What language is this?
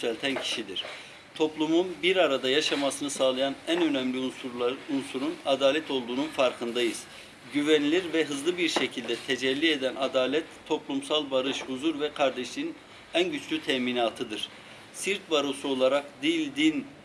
Turkish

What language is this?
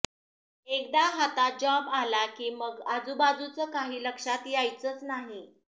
Marathi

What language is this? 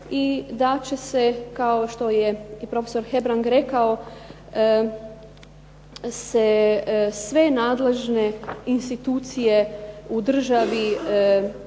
Croatian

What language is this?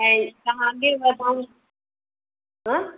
Sindhi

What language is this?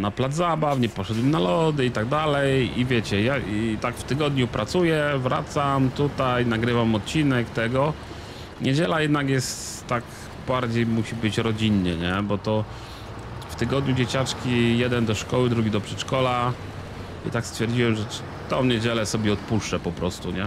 Polish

